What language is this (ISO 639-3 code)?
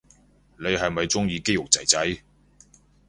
yue